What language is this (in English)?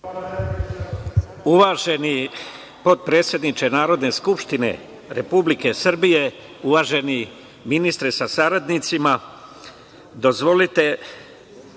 Serbian